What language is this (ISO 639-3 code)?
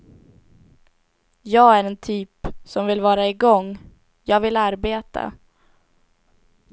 swe